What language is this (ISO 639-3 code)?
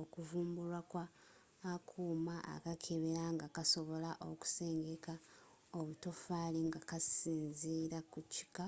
lug